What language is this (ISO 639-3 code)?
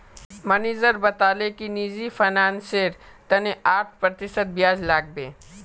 mag